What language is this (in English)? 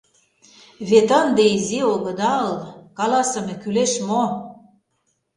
Mari